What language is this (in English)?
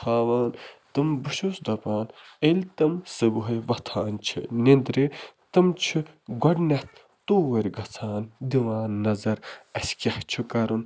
Kashmiri